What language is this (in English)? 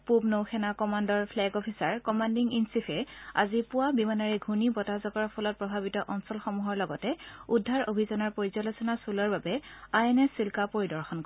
Assamese